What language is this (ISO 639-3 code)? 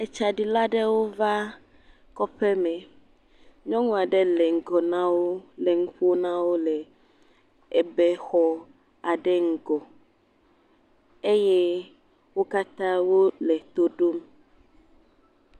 ewe